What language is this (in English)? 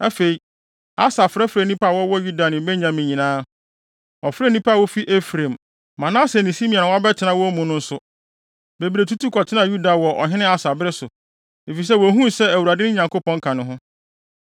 Akan